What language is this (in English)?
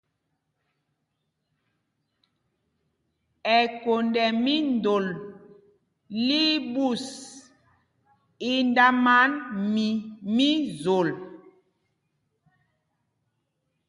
Mpumpong